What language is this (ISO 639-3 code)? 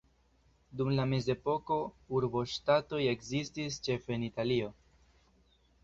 epo